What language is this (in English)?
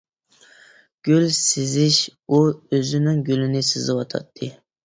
Uyghur